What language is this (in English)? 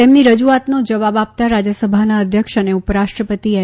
Gujarati